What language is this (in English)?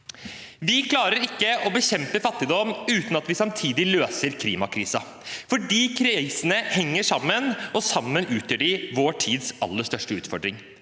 Norwegian